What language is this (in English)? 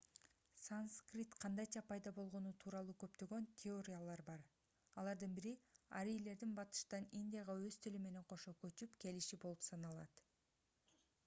Kyrgyz